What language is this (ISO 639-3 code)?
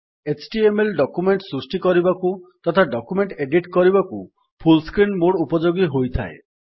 ori